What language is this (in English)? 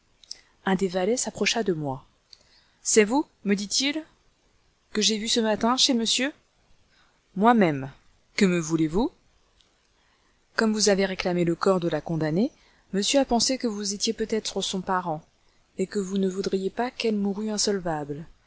French